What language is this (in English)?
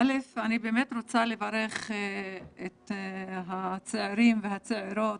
Hebrew